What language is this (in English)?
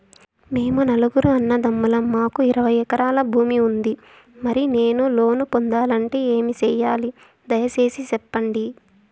Telugu